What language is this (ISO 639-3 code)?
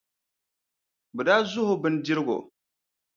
dag